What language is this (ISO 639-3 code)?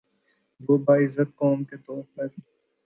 urd